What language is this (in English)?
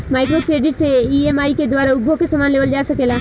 Bhojpuri